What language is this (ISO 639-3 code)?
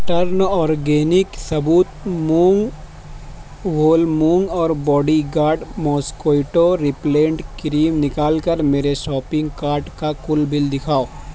urd